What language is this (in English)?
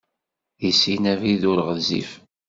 Kabyle